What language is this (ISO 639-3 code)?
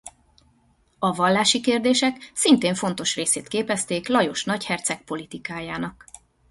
hun